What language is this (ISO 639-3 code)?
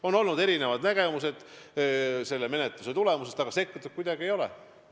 est